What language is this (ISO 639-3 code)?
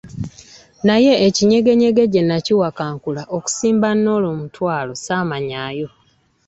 lug